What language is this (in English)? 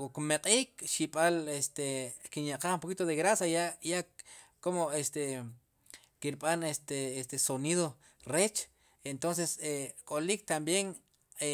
Sipacapense